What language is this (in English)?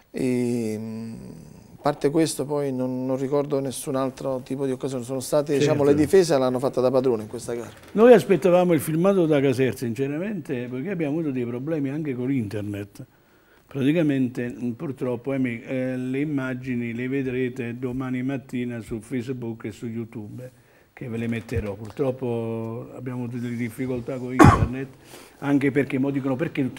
Italian